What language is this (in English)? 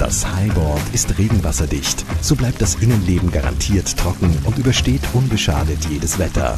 German